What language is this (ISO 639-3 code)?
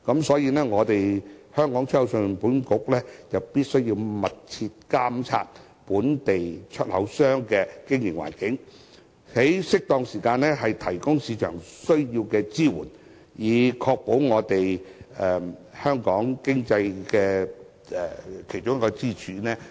yue